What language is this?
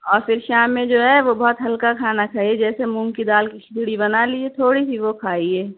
Urdu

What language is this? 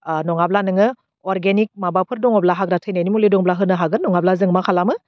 Bodo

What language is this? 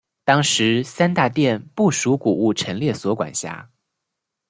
Chinese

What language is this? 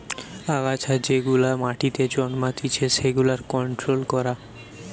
Bangla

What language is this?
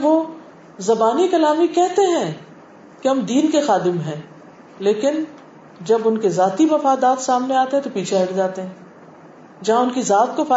Urdu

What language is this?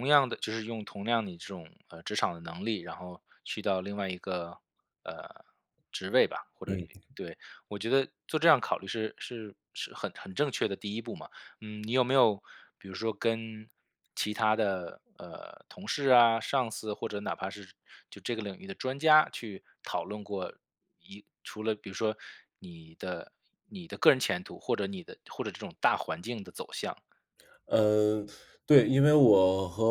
Chinese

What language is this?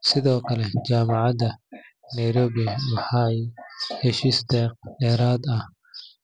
Somali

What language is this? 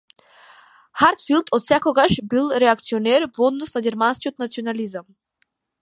Macedonian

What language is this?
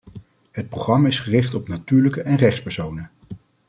Dutch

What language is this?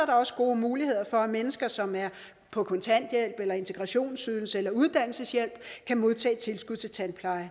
Danish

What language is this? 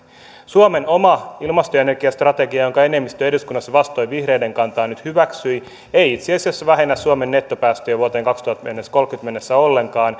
Finnish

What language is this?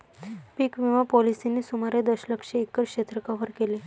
Marathi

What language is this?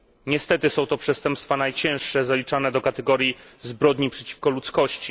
Polish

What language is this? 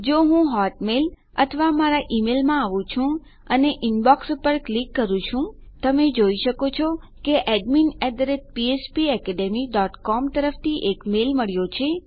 Gujarati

